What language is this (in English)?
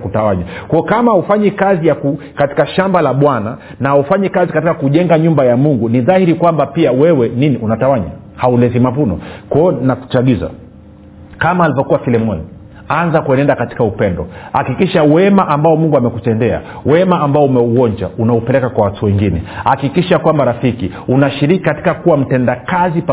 Swahili